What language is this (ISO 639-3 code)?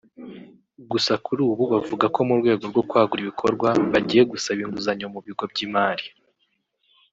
kin